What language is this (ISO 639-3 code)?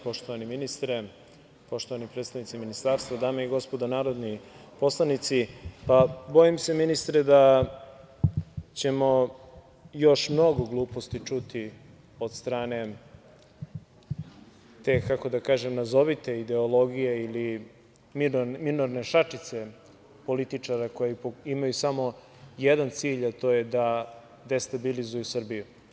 srp